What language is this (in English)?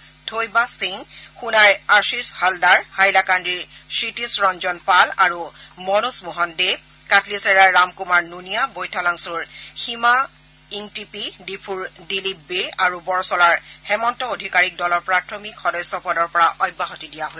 Assamese